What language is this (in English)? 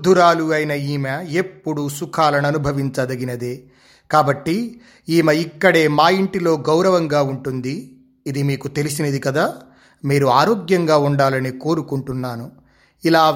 Telugu